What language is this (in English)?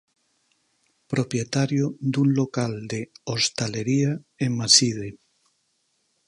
Galician